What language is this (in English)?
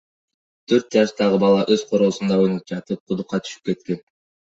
Kyrgyz